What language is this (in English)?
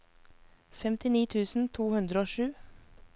Norwegian